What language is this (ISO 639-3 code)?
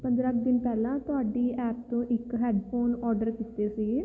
pan